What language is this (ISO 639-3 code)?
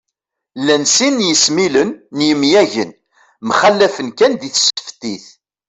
kab